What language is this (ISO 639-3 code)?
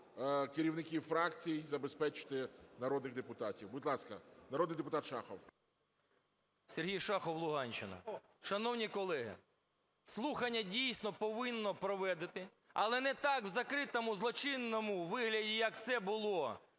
ukr